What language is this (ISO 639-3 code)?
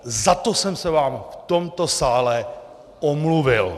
ces